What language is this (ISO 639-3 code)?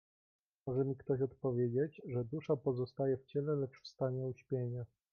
pol